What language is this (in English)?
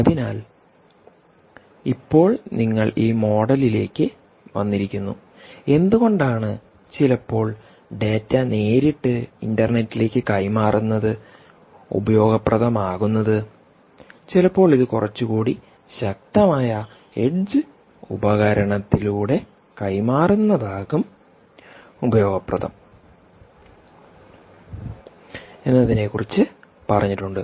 Malayalam